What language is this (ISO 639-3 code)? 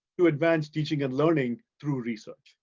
eng